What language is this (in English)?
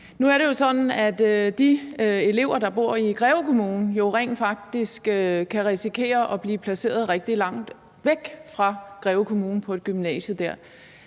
Danish